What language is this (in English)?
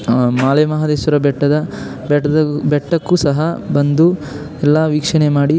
Kannada